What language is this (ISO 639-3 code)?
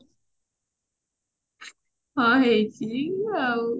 ori